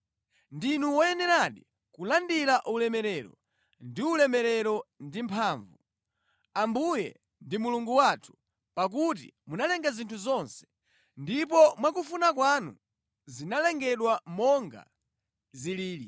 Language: Nyanja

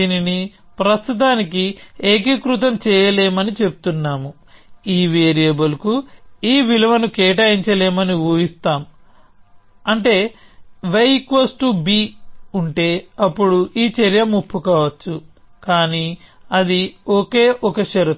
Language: Telugu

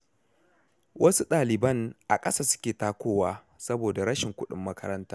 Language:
Hausa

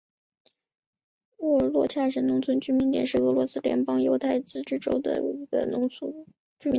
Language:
Chinese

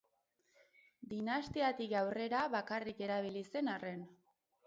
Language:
Basque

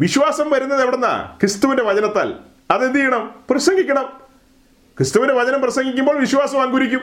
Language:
Malayalam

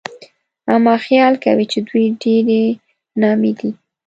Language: Pashto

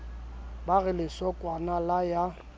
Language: Southern Sotho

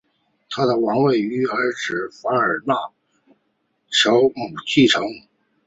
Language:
Chinese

